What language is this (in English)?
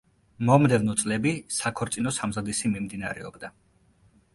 Georgian